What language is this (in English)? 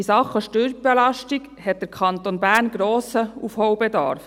Swiss German